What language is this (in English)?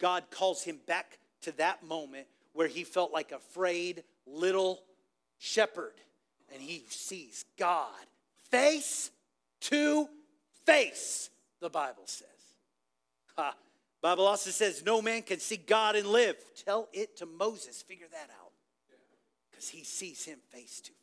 English